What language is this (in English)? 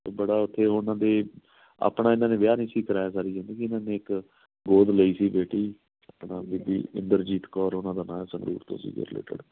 Punjabi